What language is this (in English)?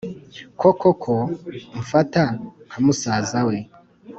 Kinyarwanda